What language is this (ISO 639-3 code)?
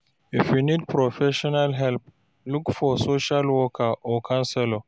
pcm